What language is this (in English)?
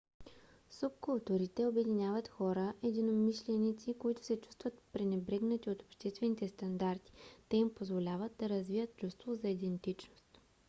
Bulgarian